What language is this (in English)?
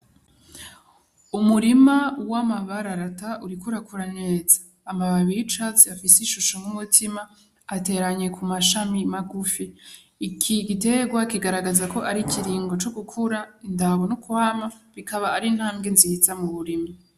Rundi